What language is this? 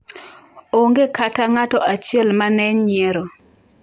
Luo (Kenya and Tanzania)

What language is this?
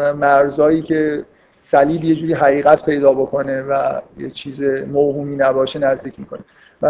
Persian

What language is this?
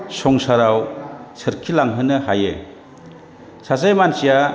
Bodo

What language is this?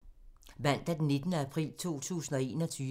Danish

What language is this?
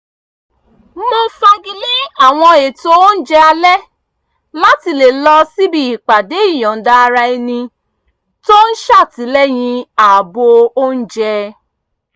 Yoruba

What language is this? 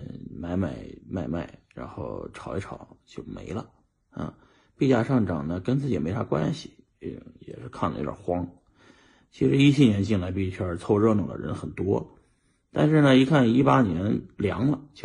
Chinese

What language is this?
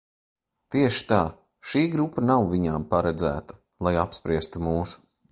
Latvian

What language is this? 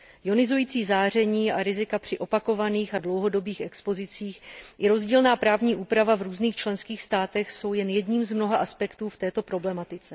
Czech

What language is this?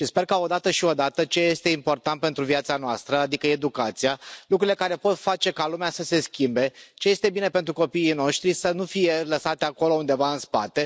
Romanian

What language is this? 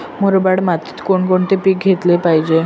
Marathi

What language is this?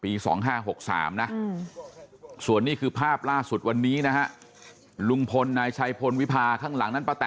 Thai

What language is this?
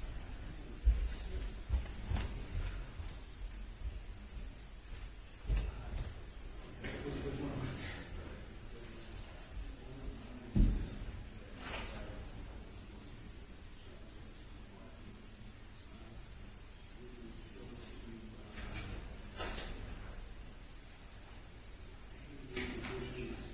English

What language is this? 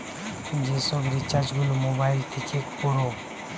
Bangla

